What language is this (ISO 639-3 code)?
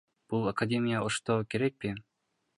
kir